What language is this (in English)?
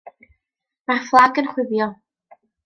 Welsh